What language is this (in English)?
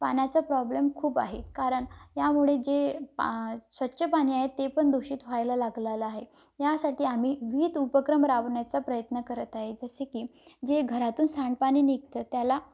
Marathi